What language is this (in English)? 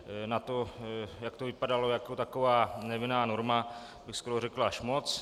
Czech